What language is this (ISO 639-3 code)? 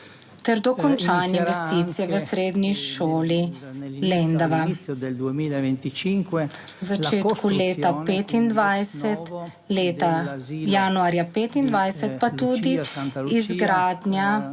slv